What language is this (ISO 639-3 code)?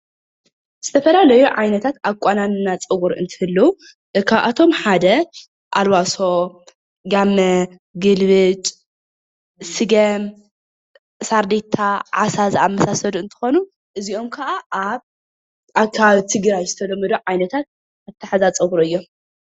tir